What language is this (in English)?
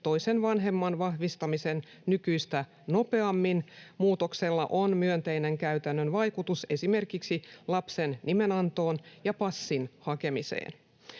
Finnish